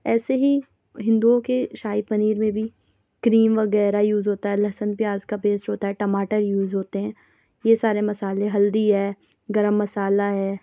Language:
Urdu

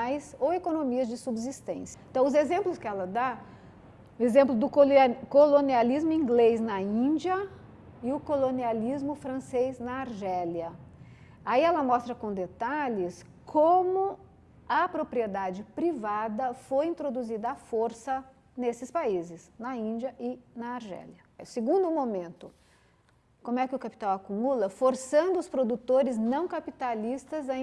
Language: Portuguese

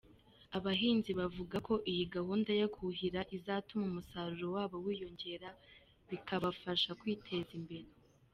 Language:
Kinyarwanda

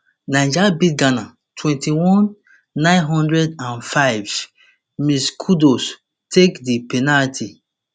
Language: Nigerian Pidgin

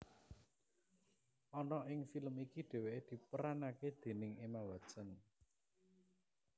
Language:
Javanese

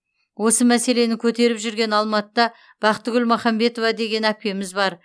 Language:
Kazakh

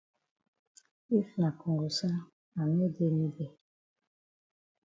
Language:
Cameroon Pidgin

